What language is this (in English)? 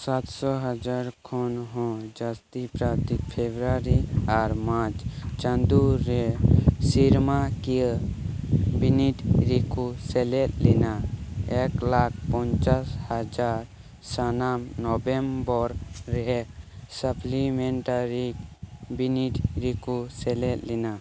Santali